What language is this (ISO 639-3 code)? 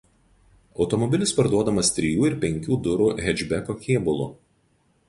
lit